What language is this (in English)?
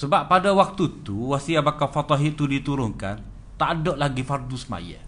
Malay